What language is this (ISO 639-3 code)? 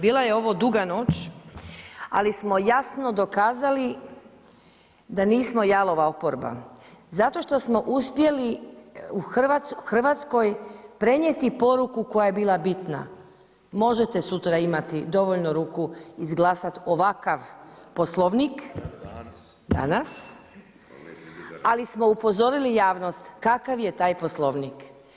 hrv